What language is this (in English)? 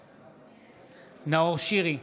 Hebrew